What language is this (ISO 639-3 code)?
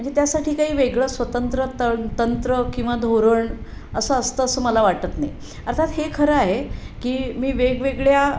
mar